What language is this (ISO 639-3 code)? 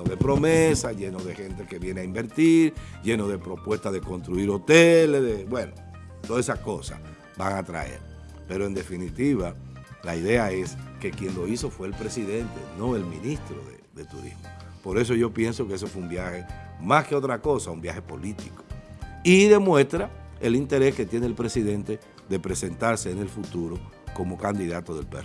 spa